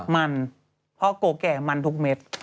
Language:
Thai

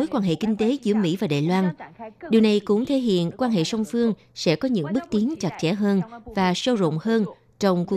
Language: Vietnamese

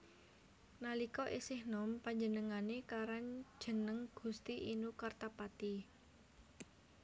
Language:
Javanese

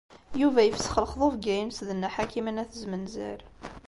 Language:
Kabyle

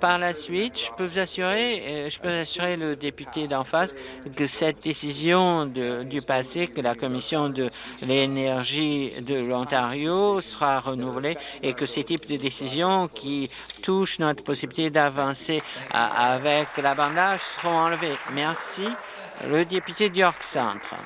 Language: French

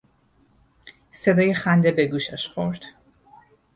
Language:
Persian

